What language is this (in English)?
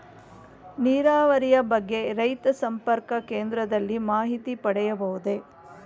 Kannada